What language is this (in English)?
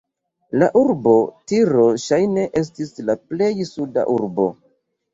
Esperanto